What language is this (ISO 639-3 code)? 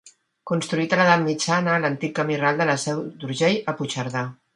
cat